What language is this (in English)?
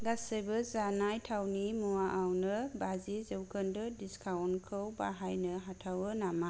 Bodo